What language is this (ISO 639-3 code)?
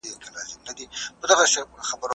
pus